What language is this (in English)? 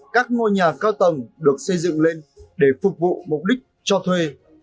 Vietnamese